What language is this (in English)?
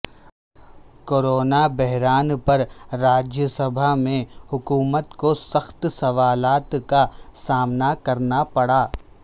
Urdu